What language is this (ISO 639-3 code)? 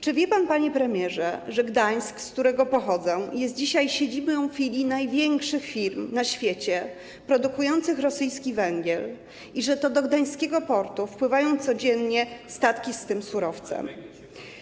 pol